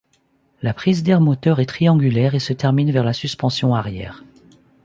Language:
French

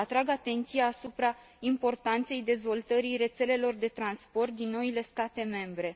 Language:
Romanian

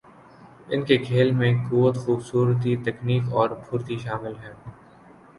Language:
Urdu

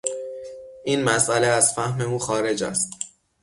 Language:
Persian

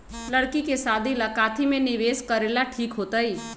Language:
Magahi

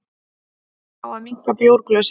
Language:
Icelandic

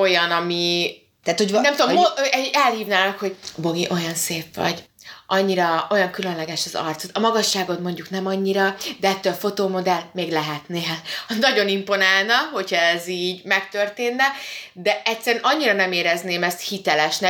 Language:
Hungarian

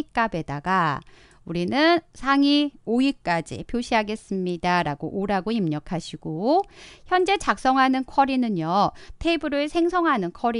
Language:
Korean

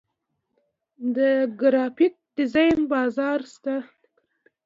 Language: Pashto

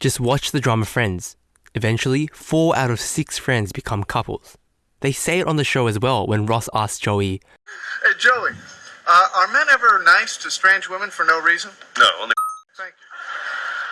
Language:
English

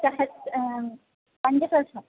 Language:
Sanskrit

